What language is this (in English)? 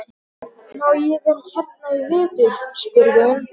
Icelandic